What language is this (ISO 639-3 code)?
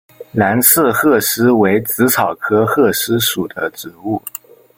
zho